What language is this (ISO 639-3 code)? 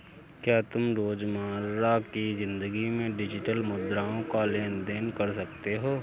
hin